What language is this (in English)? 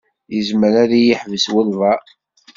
Kabyle